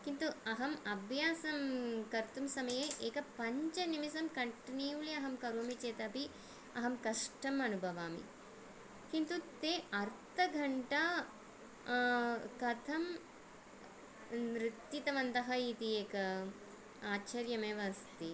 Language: Sanskrit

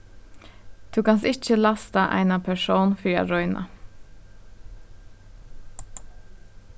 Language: Faroese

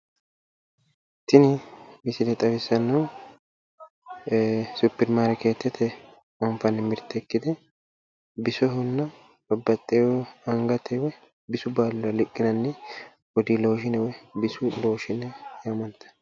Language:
Sidamo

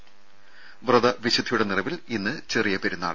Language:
Malayalam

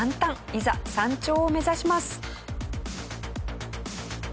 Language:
Japanese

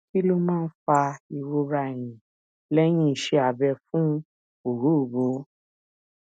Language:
Yoruba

